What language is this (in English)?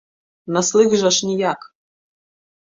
Belarusian